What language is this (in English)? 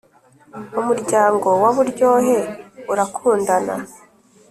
Kinyarwanda